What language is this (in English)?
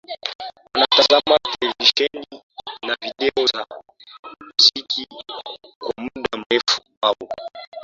Swahili